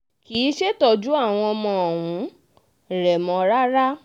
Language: Yoruba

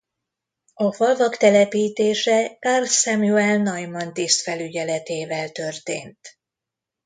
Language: Hungarian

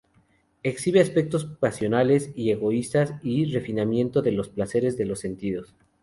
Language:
Spanish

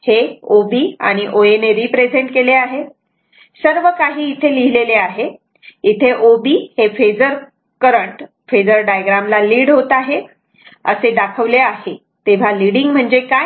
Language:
Marathi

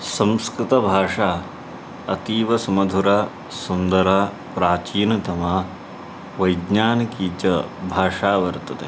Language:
Sanskrit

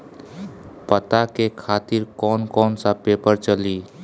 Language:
Bhojpuri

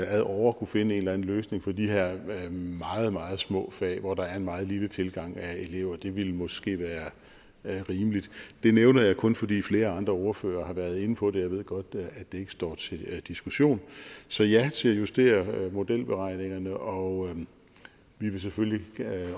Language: Danish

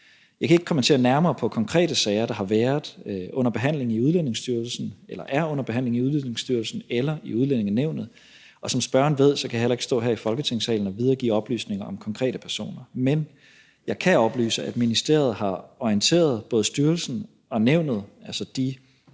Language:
Danish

